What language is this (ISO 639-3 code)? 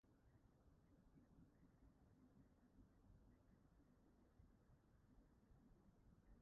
cym